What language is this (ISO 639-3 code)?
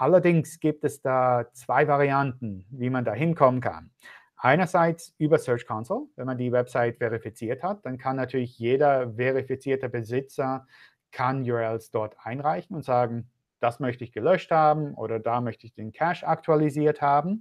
deu